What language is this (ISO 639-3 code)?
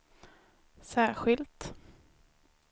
swe